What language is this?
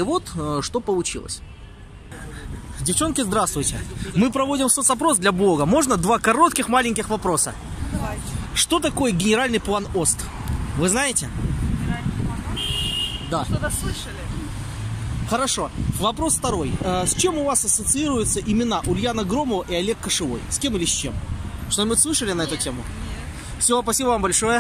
Russian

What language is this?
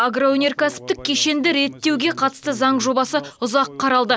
Kazakh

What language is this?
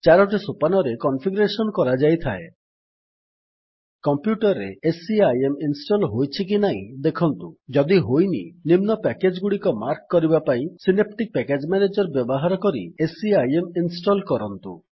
Odia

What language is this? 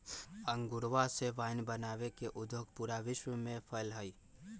Magahi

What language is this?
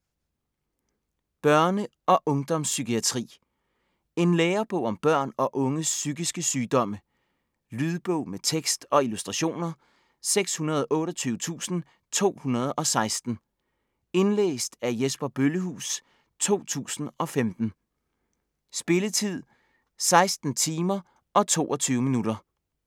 Danish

